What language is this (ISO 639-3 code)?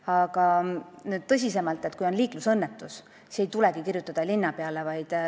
est